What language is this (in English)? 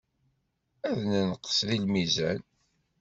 Kabyle